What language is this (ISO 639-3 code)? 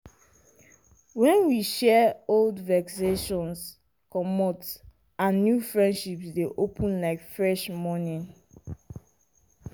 pcm